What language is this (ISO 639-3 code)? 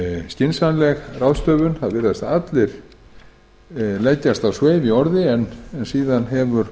isl